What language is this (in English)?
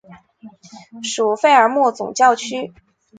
Chinese